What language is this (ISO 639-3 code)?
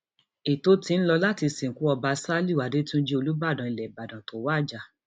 yor